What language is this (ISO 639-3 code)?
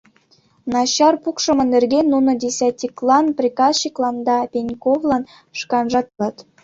chm